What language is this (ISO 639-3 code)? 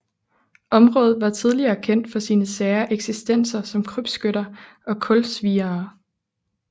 dan